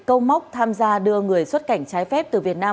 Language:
Vietnamese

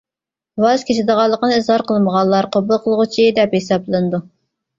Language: Uyghur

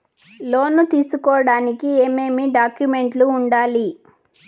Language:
Telugu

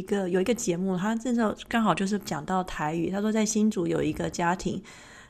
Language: Chinese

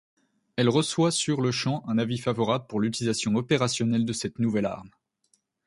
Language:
French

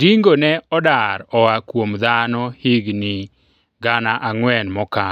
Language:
Luo (Kenya and Tanzania)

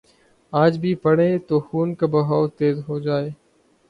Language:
Urdu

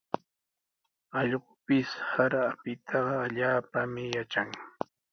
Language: Sihuas Ancash Quechua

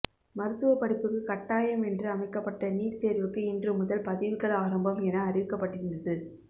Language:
Tamil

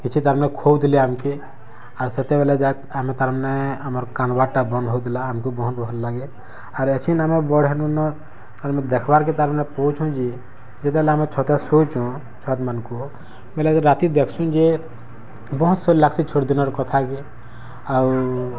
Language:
Odia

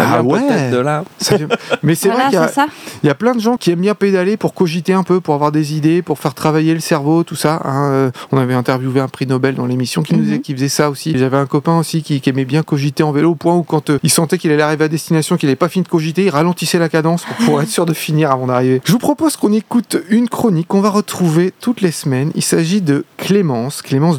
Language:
French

